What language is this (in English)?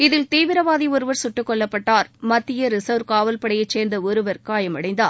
Tamil